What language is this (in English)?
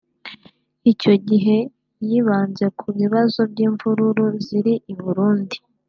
Kinyarwanda